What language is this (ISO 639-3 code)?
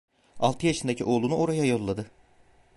tur